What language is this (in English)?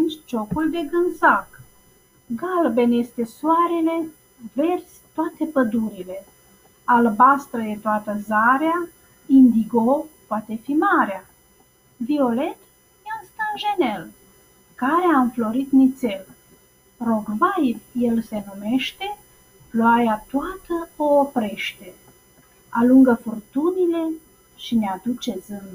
Romanian